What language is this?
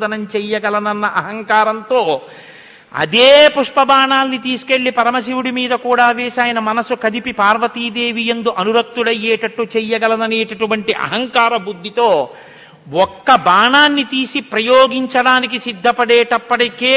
Telugu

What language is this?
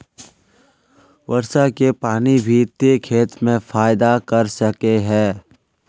Magahi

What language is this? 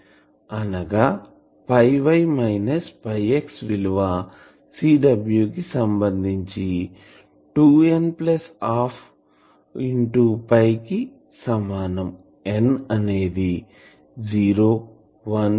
Telugu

